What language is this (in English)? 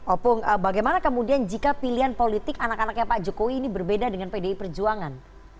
Indonesian